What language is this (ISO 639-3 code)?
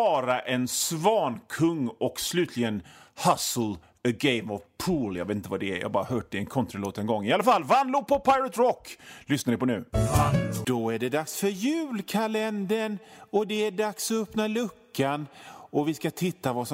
swe